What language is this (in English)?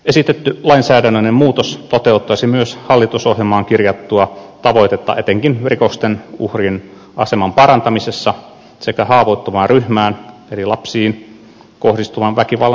Finnish